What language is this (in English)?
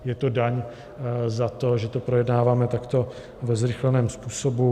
Czech